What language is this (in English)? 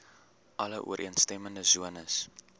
Afrikaans